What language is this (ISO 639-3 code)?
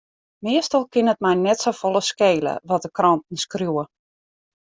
fry